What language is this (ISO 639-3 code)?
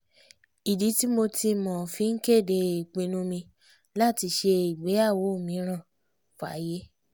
yor